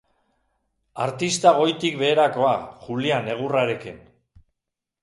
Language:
Basque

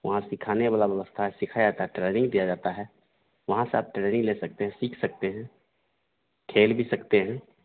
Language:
Hindi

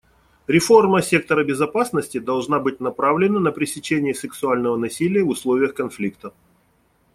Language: Russian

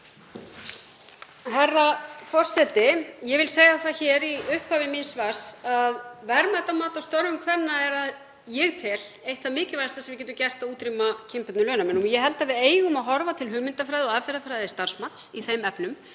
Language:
Icelandic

